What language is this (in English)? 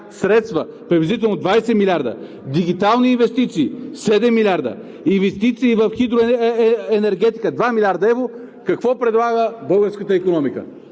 Bulgarian